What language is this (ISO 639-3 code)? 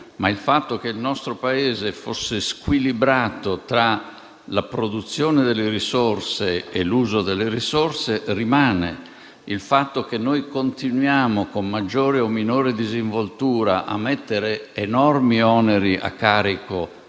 ita